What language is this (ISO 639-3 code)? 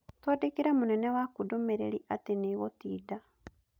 kik